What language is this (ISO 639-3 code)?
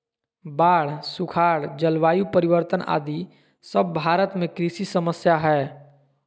mag